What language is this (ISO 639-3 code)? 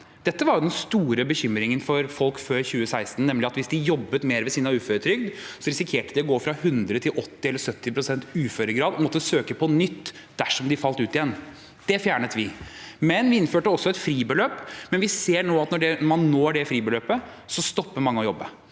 nor